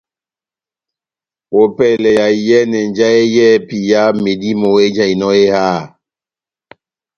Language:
Batanga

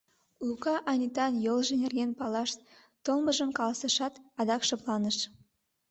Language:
Mari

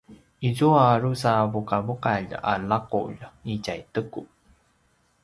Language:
Paiwan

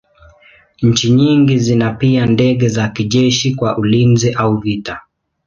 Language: Swahili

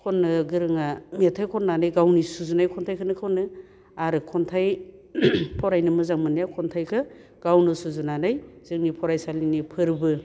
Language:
Bodo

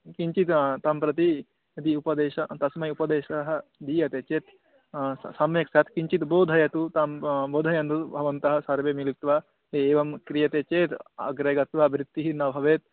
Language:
Sanskrit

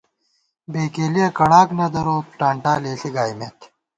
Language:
Gawar-Bati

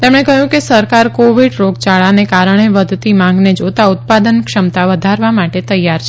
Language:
Gujarati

